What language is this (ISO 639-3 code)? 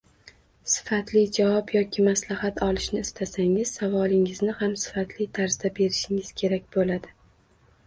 uzb